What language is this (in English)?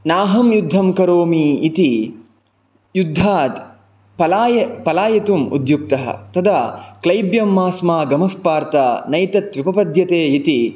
Sanskrit